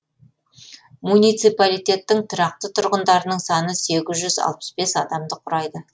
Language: Kazakh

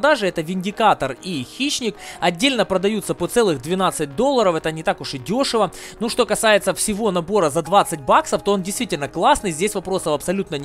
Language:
Russian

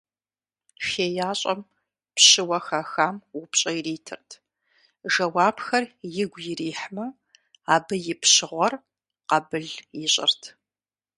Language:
Kabardian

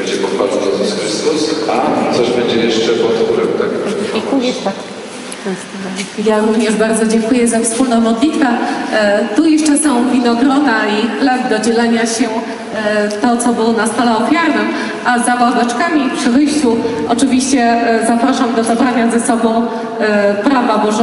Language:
Polish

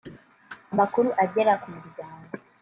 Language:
Kinyarwanda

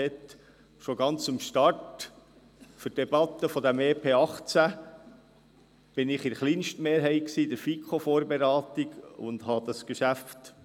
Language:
Swiss German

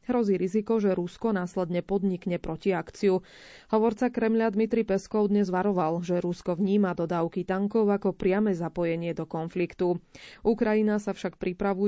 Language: Slovak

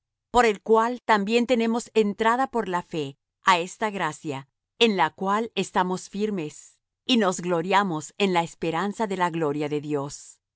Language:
Spanish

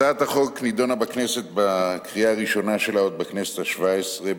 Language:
Hebrew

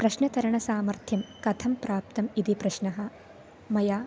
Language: Sanskrit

